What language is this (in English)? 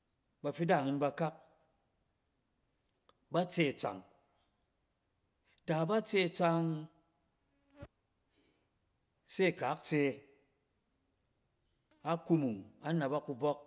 Cen